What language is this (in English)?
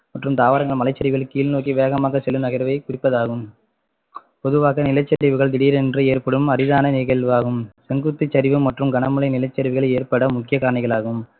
Tamil